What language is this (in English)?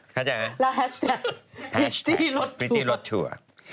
Thai